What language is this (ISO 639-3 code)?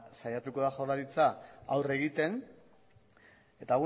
eus